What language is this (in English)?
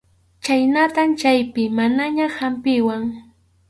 Arequipa-La Unión Quechua